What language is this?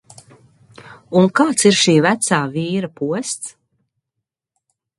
Latvian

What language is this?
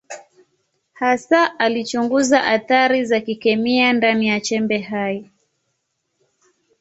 Swahili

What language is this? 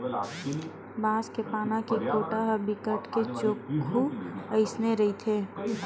Chhattisgarhi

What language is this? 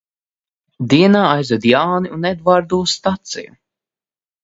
Latvian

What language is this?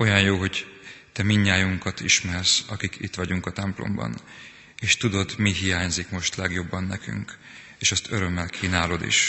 Hungarian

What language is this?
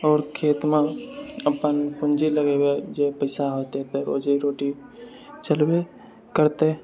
Maithili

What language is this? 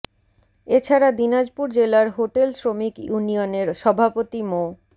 Bangla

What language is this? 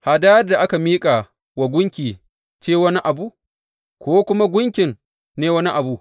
Hausa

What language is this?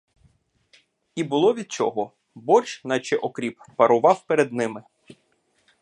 Ukrainian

